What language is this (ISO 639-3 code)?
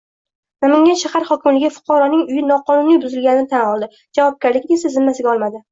uzb